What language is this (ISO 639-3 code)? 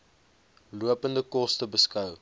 afr